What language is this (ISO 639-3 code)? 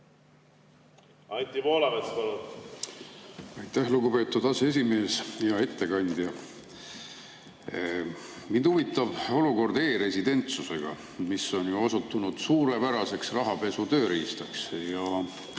est